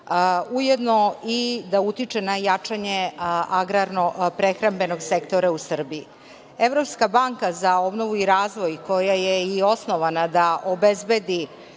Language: Serbian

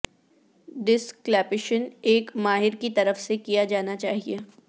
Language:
Urdu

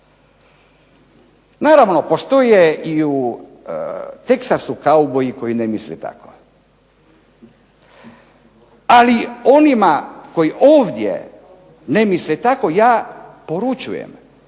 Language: Croatian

